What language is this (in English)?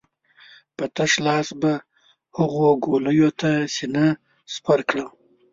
Pashto